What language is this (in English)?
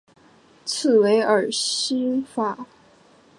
Chinese